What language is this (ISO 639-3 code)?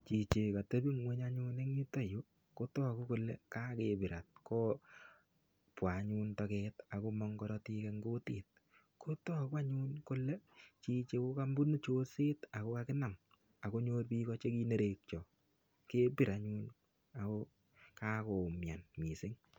kln